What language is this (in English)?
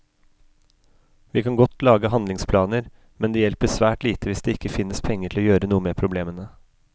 Norwegian